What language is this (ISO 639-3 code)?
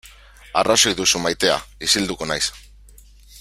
eus